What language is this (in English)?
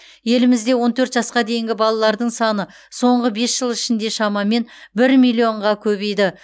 Kazakh